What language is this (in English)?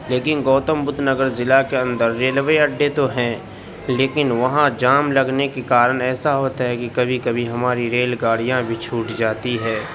Urdu